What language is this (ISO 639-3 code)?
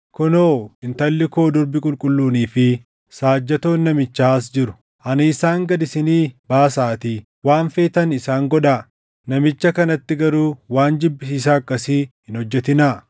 orm